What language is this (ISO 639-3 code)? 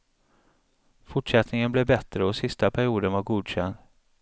swe